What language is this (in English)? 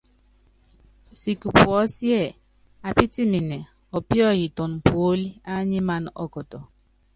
Yangben